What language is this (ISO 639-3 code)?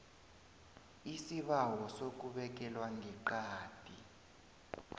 nbl